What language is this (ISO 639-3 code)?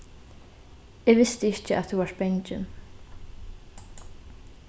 fao